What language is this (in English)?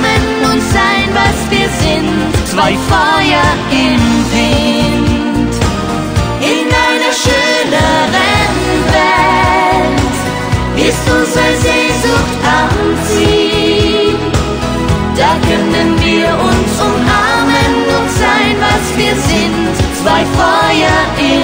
Dutch